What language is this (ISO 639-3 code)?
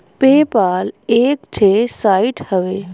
bho